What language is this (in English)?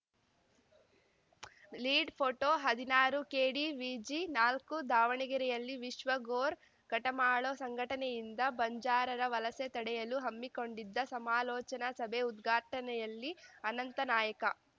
Kannada